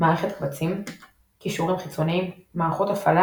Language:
Hebrew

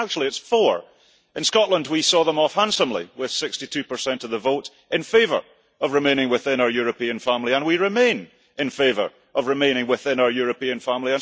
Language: English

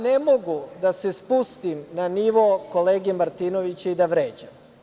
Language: Serbian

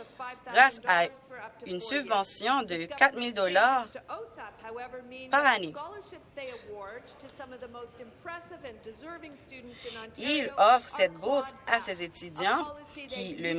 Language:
French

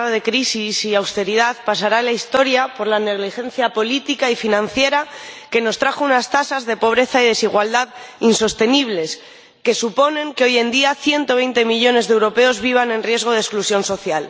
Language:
Spanish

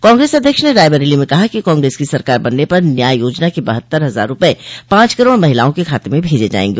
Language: Hindi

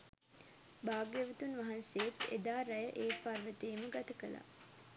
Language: Sinhala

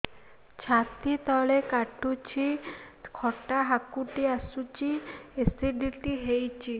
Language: Odia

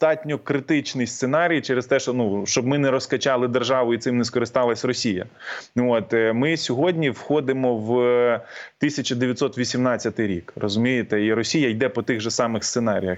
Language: Ukrainian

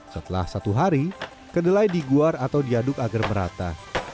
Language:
Indonesian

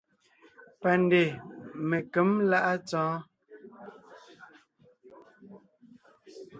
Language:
Ngiemboon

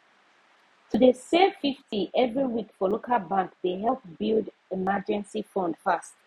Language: Nigerian Pidgin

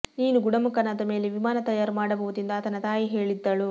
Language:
Kannada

